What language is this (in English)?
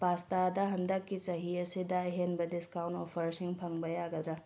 Manipuri